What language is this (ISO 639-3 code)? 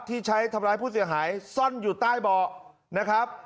tha